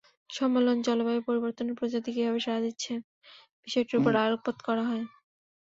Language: Bangla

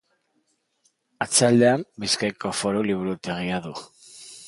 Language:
Basque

